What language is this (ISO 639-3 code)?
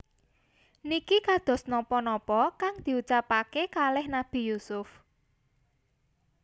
jav